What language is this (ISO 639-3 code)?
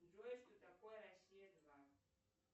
rus